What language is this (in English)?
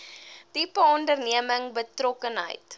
Afrikaans